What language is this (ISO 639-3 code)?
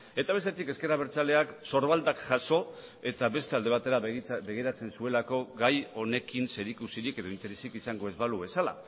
eus